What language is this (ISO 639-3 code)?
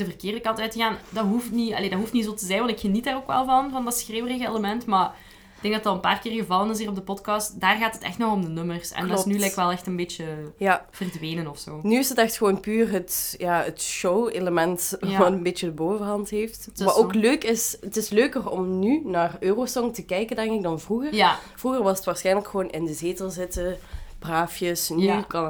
nld